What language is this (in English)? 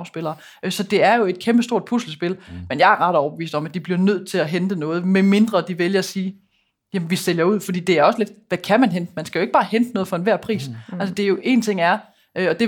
Danish